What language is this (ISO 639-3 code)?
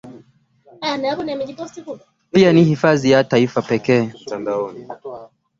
swa